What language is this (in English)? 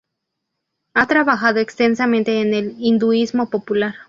Spanish